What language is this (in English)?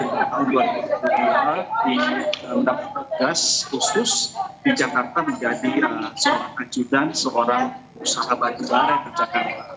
Indonesian